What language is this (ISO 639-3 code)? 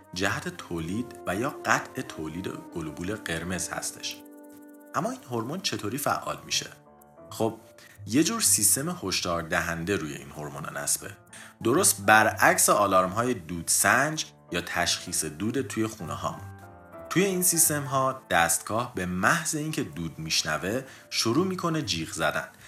fas